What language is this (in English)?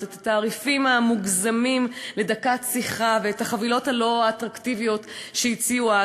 Hebrew